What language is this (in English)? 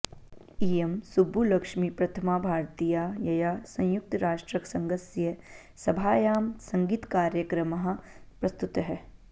Sanskrit